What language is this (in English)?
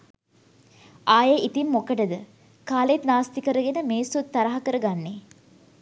Sinhala